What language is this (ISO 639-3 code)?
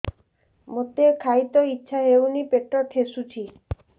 ori